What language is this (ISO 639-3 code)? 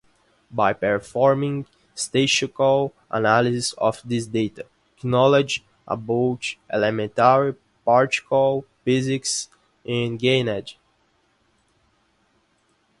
eng